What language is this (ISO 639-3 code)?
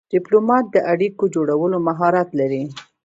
pus